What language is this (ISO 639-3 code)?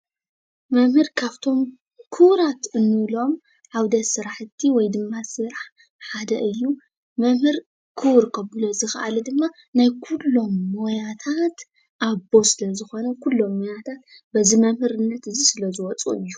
tir